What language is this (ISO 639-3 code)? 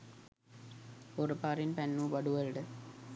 sin